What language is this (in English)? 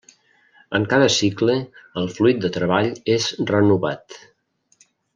Catalan